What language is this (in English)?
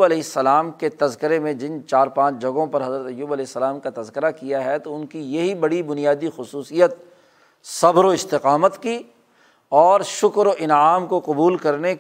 Urdu